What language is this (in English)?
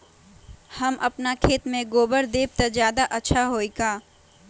Magahi